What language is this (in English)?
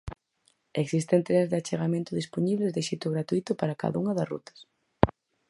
Galician